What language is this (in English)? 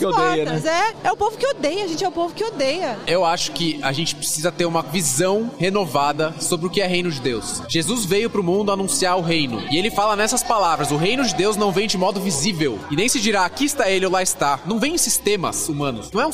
Portuguese